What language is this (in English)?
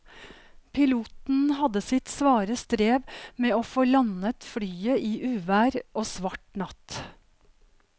Norwegian